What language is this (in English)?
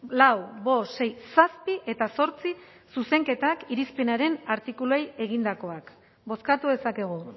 Basque